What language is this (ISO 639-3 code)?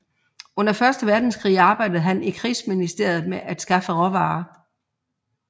dan